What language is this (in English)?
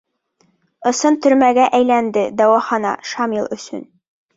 Bashkir